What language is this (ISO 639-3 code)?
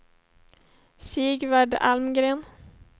swe